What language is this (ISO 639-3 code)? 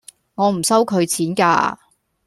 yue